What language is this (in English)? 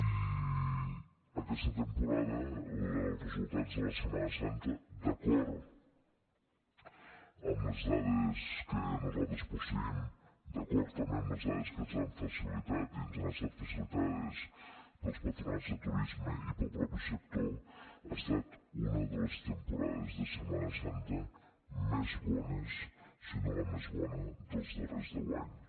Catalan